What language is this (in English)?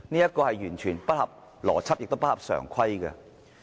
Cantonese